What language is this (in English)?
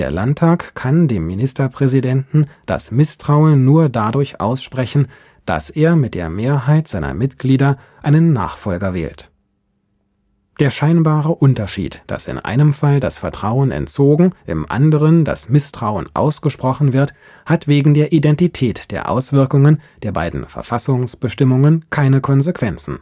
German